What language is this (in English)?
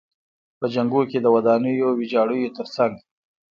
Pashto